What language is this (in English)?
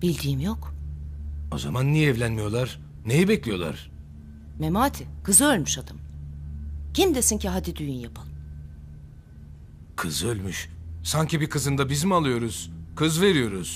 Turkish